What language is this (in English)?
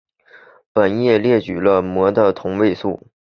Chinese